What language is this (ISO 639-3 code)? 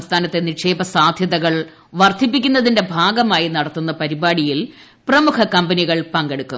mal